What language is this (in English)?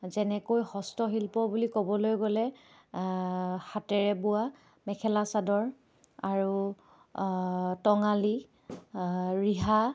Assamese